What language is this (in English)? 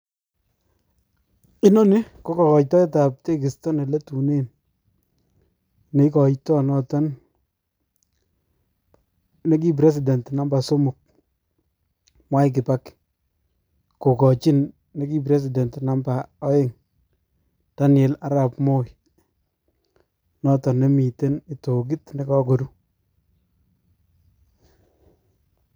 Kalenjin